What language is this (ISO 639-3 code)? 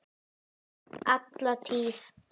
isl